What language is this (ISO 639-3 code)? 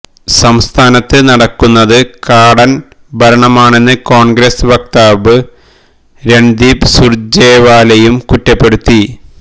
mal